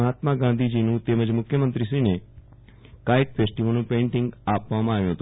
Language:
Gujarati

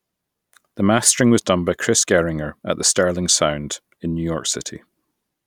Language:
English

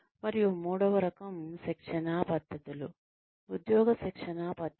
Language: Telugu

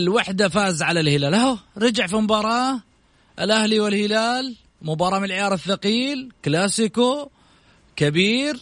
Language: Arabic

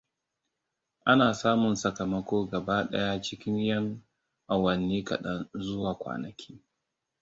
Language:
Hausa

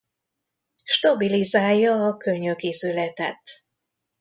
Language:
Hungarian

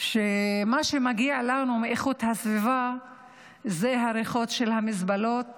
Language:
Hebrew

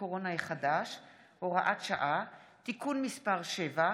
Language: Hebrew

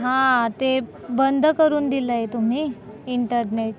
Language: Marathi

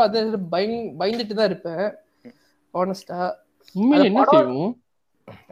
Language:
Tamil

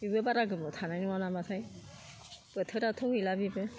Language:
Bodo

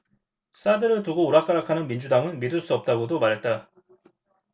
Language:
Korean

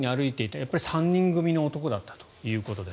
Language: Japanese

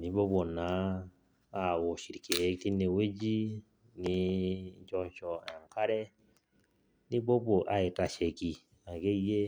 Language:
Masai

